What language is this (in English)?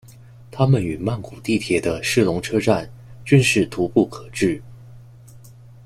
Chinese